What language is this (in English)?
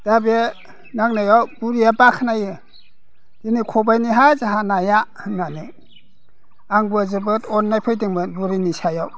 Bodo